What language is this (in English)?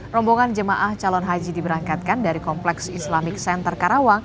Indonesian